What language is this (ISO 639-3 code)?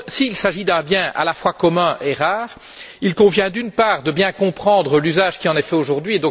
fra